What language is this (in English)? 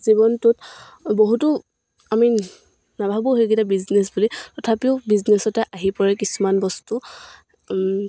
Assamese